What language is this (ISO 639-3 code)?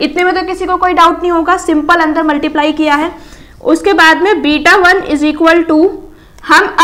hin